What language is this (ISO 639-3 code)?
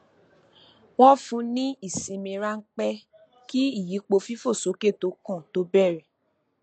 yor